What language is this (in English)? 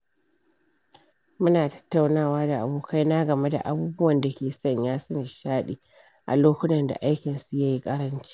Hausa